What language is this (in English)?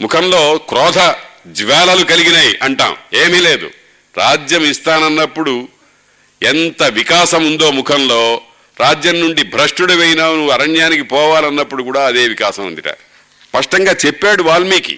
Telugu